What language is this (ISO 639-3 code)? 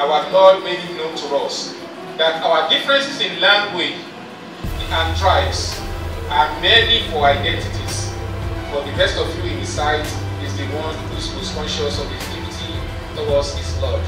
eng